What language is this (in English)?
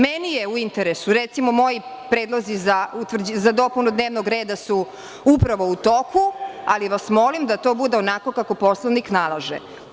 Serbian